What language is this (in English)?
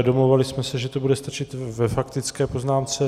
Czech